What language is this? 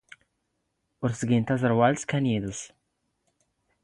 Standard Moroccan Tamazight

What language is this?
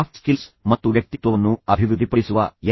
Kannada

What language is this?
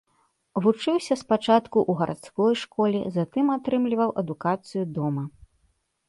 Belarusian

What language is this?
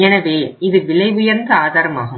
Tamil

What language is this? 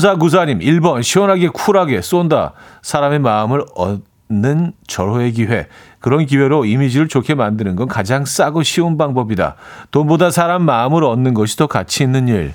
Korean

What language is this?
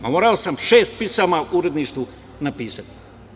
Serbian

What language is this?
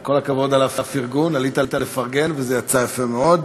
Hebrew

